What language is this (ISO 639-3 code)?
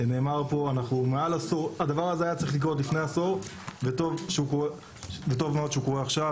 heb